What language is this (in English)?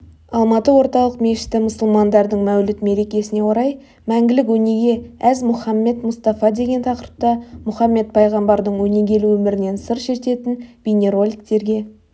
Kazakh